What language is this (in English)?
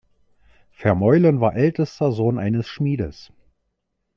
German